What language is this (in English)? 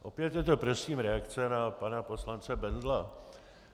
Czech